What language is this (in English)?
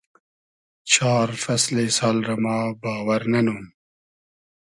Hazaragi